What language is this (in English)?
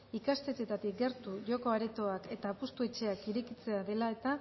Basque